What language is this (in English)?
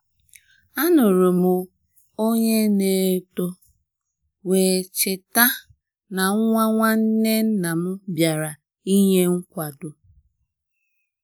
Igbo